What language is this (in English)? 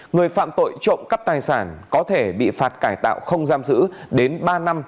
Vietnamese